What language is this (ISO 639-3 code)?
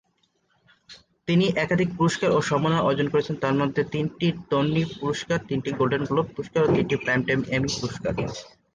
ben